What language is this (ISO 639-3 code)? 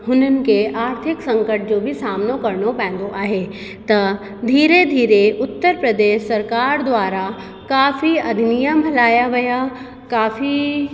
snd